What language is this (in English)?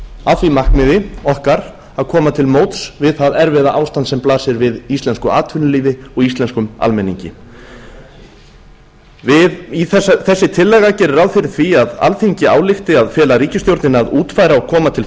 Icelandic